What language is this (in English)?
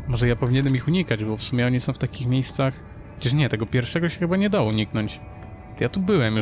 Polish